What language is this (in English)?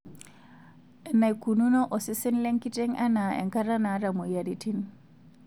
Masai